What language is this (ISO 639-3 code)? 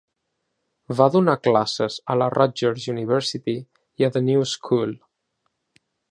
cat